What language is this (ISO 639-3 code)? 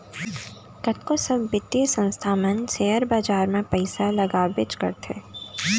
hne